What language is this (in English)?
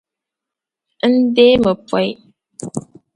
Dagbani